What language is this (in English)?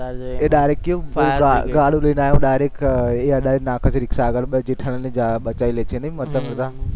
Gujarati